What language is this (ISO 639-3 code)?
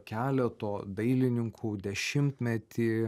lit